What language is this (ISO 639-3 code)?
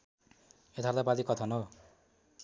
nep